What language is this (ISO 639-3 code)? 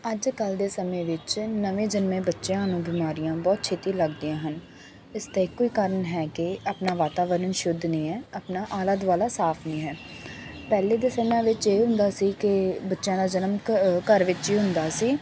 pan